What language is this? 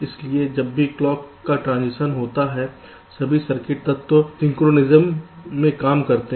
Hindi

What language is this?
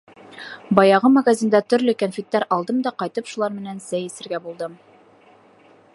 Bashkir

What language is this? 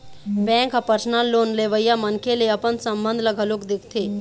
Chhattisgarhi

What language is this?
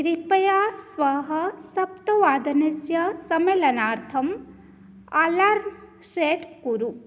Sanskrit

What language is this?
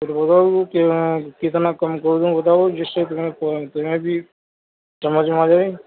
Urdu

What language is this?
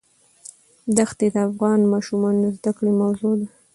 Pashto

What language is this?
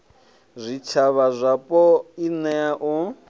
Venda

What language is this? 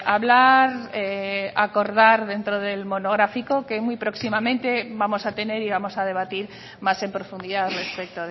Spanish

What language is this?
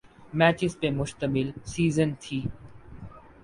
Urdu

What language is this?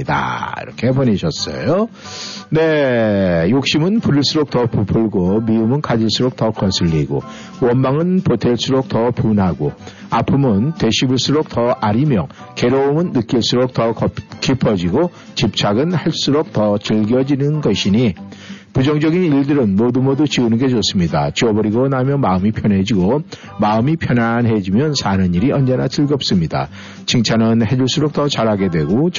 Korean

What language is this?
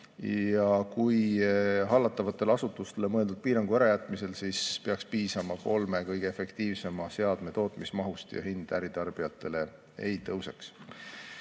Estonian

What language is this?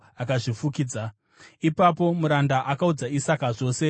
Shona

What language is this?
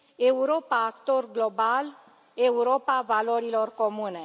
Romanian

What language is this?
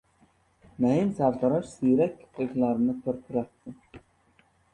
Uzbek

